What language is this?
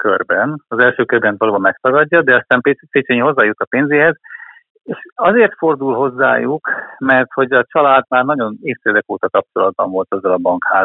Hungarian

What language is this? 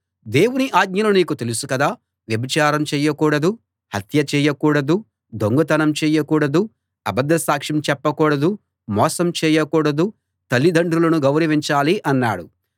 Telugu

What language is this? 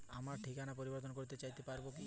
Bangla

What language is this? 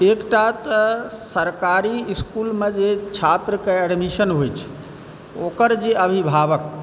Maithili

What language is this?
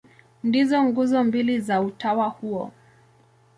Swahili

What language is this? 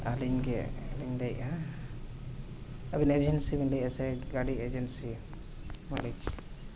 Santali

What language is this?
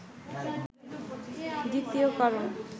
Bangla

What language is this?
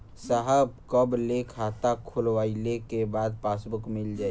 Bhojpuri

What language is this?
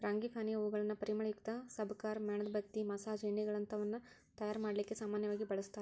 Kannada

